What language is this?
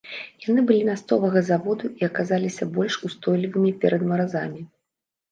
Belarusian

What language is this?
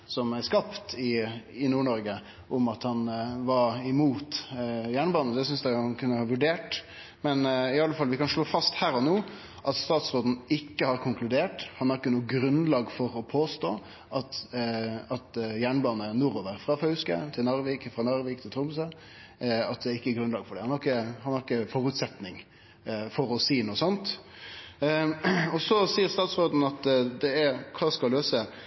Norwegian Nynorsk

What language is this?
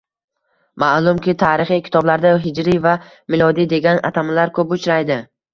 Uzbek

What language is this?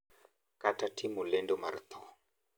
Luo (Kenya and Tanzania)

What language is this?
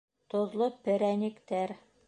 Bashkir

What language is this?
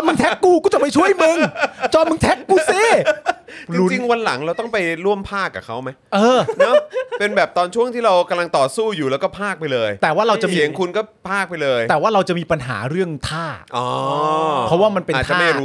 Thai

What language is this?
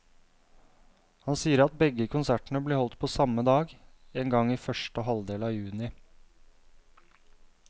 Norwegian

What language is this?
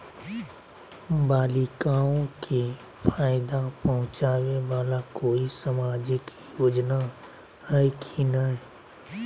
Magahi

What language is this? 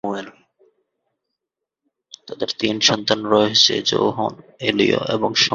Bangla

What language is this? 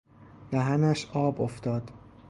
Persian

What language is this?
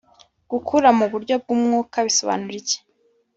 Kinyarwanda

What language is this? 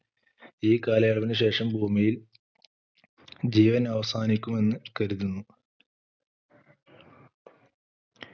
Malayalam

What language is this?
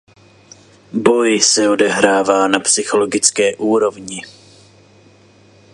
Czech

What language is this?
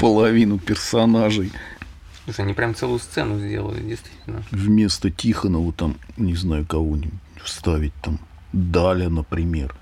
Russian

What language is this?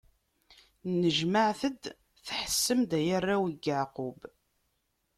Kabyle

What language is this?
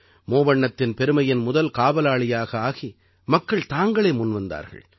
Tamil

